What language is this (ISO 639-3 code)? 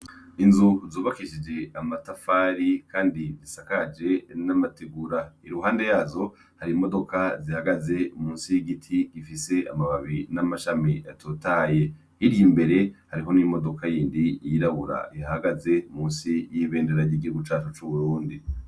run